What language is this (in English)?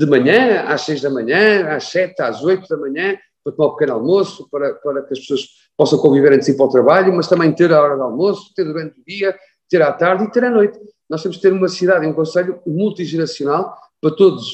Portuguese